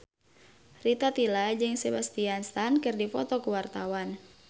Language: Sundanese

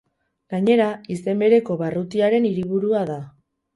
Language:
Basque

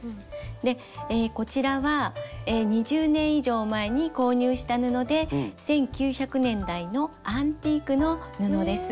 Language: Japanese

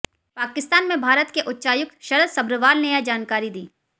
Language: Hindi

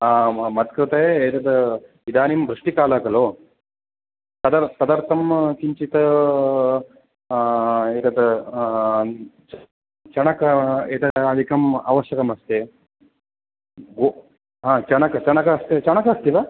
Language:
Sanskrit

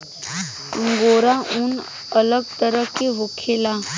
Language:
Bhojpuri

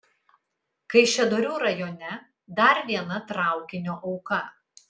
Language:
Lithuanian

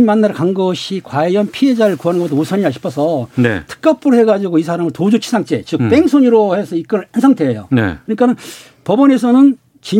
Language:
Korean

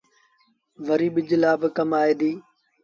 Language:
Sindhi Bhil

